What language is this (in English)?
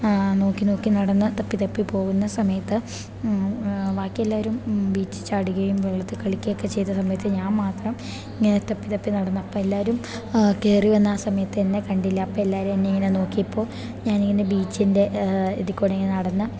Malayalam